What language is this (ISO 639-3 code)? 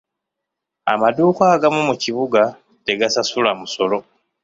lug